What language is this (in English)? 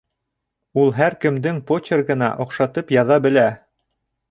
Bashkir